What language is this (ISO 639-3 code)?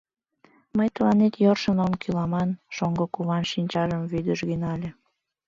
chm